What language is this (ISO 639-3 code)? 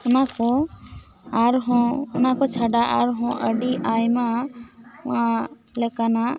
sat